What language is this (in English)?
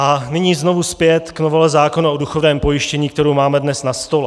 Czech